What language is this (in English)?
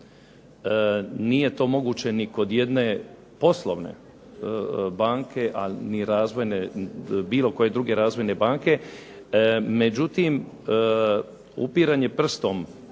Croatian